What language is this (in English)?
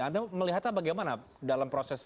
Indonesian